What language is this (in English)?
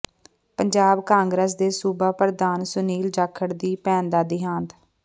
Punjabi